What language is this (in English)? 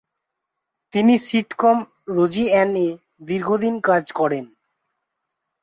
Bangla